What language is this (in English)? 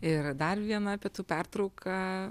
Lithuanian